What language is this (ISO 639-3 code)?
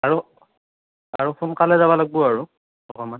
asm